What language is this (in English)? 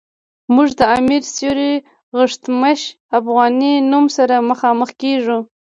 Pashto